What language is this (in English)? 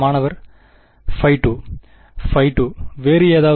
Tamil